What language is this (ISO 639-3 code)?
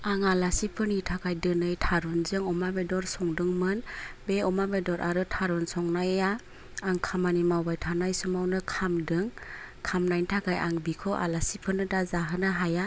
brx